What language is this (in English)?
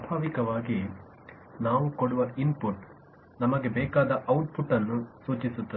Kannada